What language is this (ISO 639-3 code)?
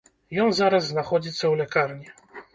bel